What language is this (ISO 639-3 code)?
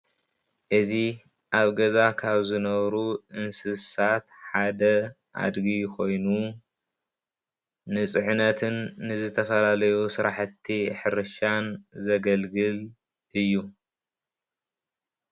tir